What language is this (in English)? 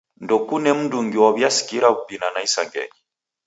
Taita